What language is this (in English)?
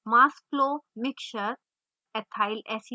Hindi